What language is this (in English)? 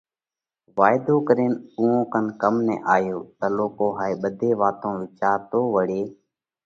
Parkari Koli